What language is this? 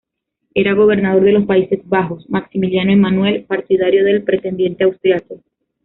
Spanish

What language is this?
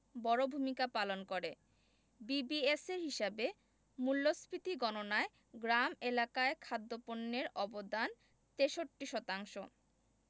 Bangla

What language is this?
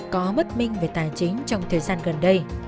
Vietnamese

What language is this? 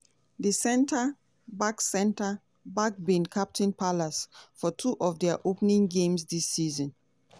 Nigerian Pidgin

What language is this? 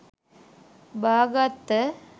Sinhala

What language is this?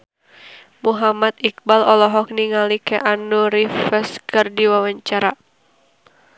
Sundanese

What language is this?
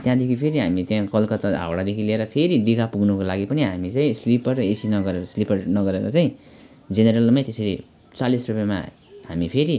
Nepali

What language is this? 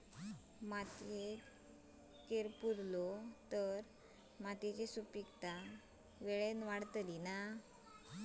Marathi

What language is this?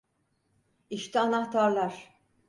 Turkish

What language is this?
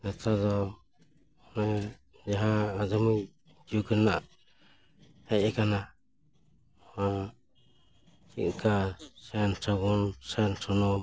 Santali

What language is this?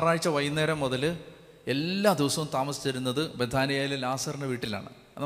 Malayalam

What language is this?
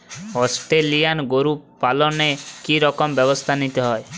Bangla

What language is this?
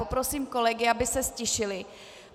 Czech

